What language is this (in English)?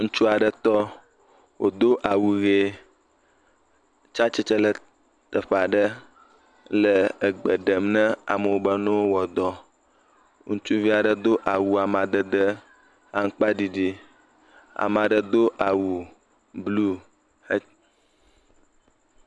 Ewe